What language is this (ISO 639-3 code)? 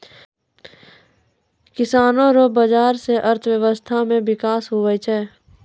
mai